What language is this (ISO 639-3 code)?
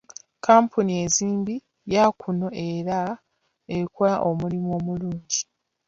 lug